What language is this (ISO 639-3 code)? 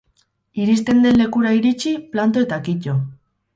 eus